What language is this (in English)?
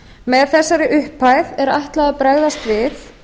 Icelandic